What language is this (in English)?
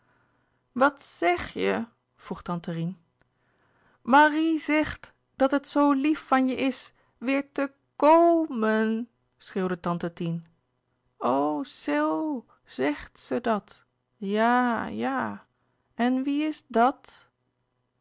Dutch